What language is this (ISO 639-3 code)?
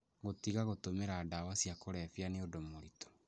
kik